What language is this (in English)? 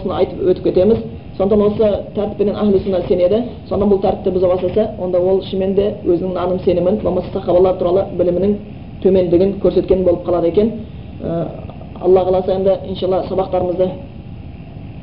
Bulgarian